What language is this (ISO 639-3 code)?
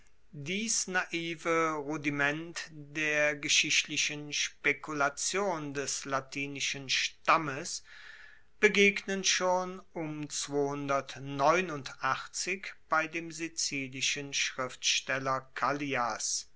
deu